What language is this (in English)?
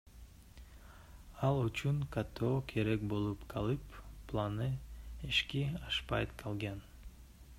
Kyrgyz